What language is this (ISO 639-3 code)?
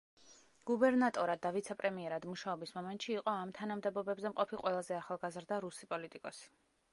kat